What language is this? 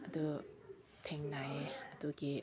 Manipuri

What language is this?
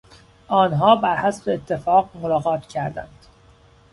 Persian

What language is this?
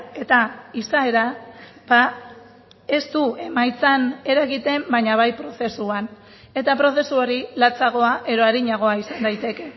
Basque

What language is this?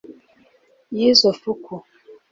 Kinyarwanda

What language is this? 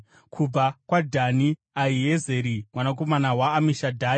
Shona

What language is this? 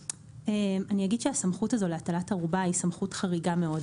Hebrew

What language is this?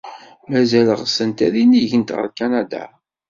Kabyle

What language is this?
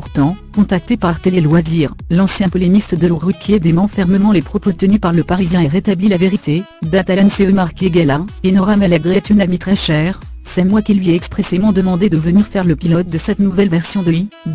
French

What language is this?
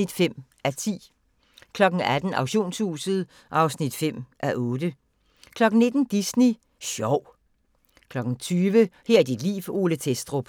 Danish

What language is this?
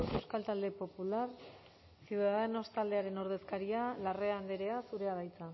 Basque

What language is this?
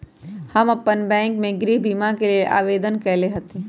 Magahi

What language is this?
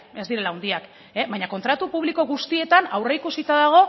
Basque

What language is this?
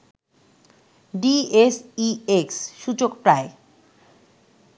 Bangla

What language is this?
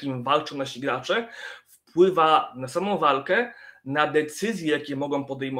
Polish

